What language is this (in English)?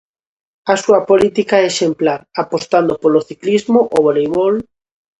Galician